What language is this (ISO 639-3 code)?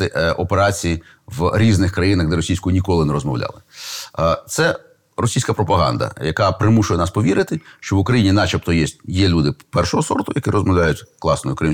ukr